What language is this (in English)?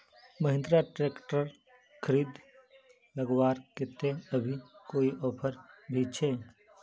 Magahi